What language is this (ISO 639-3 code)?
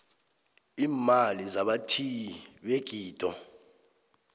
nbl